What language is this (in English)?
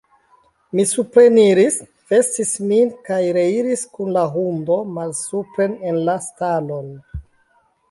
Esperanto